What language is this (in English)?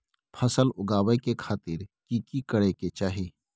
Maithili